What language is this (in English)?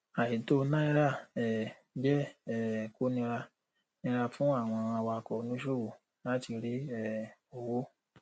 Yoruba